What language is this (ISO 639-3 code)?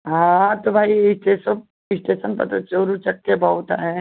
hin